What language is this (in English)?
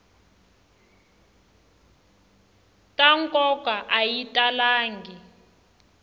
Tsonga